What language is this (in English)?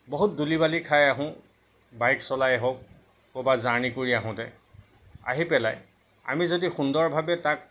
Assamese